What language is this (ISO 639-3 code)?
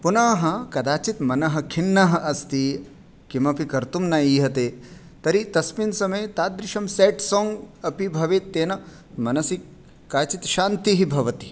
san